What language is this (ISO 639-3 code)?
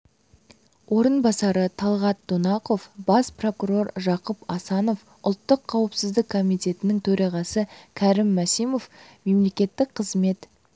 kaz